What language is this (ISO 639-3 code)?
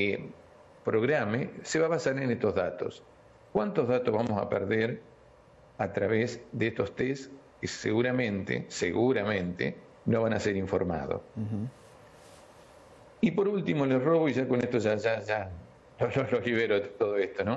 spa